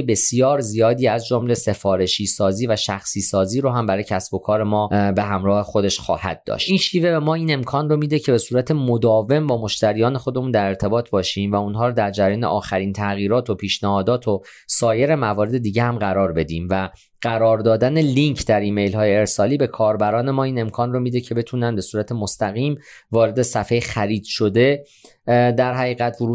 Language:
Persian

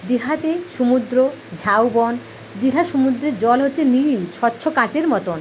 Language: Bangla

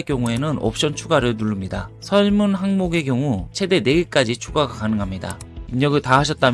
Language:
Korean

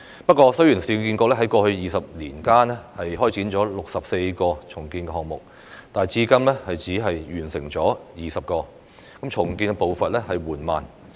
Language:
Cantonese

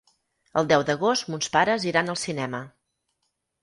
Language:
Catalan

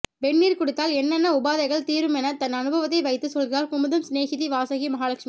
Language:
Tamil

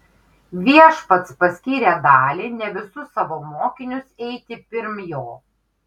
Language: Lithuanian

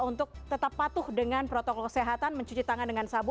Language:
Indonesian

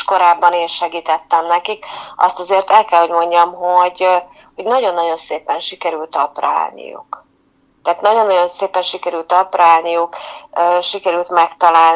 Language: Hungarian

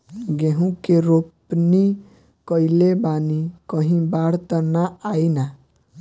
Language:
Bhojpuri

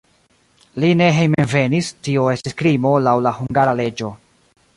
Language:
Esperanto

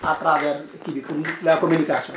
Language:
Wolof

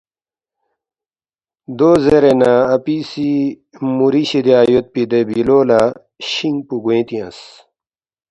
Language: Balti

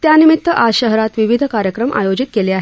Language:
Marathi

